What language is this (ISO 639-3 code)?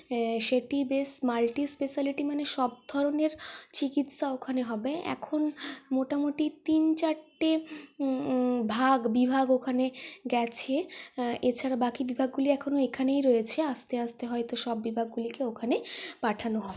ben